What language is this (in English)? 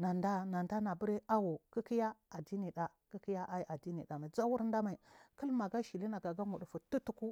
Marghi South